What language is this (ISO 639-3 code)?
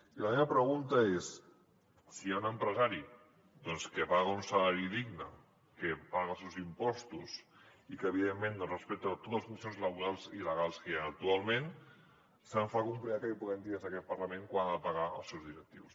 cat